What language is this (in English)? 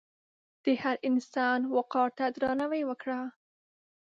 Pashto